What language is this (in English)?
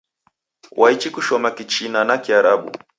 Taita